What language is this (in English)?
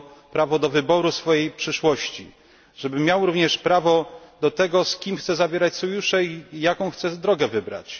Polish